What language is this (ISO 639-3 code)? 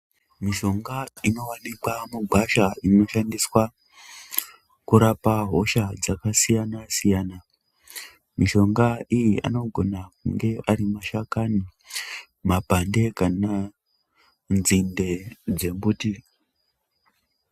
ndc